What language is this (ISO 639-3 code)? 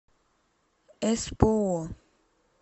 rus